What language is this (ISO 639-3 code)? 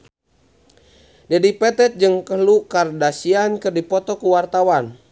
sun